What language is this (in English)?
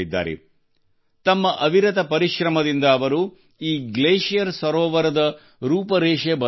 Kannada